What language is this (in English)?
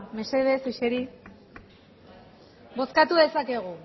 Basque